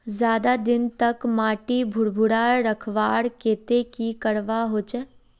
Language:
Magahi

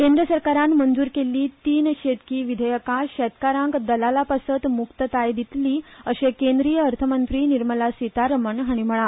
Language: Konkani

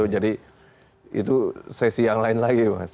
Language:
Indonesian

